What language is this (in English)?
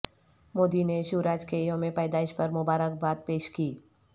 Urdu